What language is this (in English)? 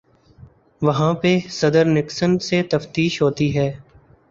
Urdu